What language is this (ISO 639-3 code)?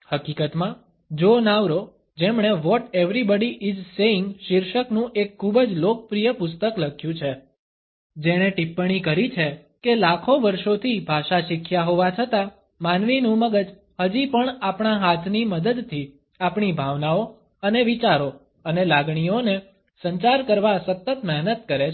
guj